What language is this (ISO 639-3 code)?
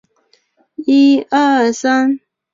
zho